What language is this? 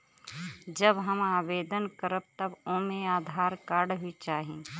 Bhojpuri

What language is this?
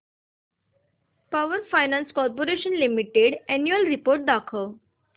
Marathi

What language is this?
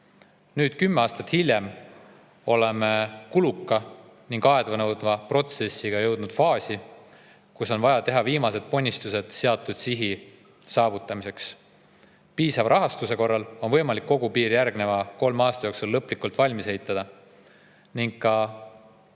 Estonian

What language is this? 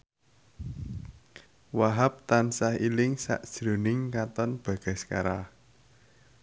Javanese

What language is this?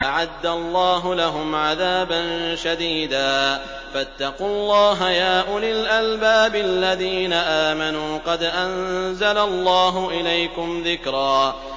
Arabic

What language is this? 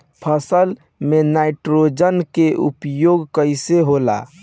Bhojpuri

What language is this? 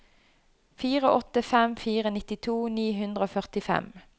Norwegian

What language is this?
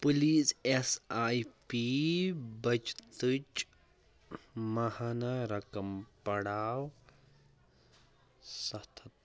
Kashmiri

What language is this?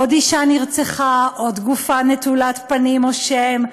Hebrew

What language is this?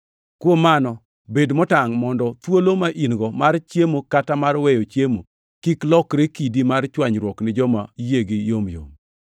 Luo (Kenya and Tanzania)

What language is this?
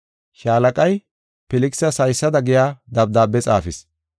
Gofa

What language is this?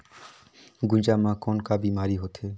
Chhattisgarhi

